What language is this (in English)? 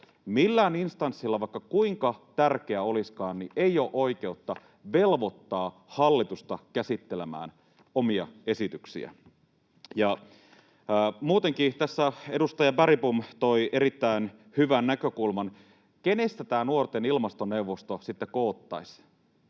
Finnish